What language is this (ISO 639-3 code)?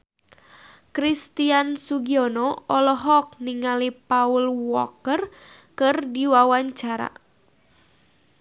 sun